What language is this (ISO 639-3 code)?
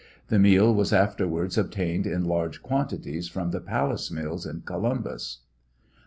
eng